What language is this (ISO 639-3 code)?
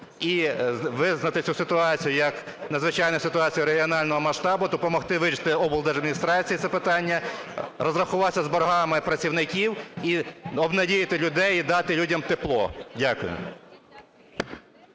ukr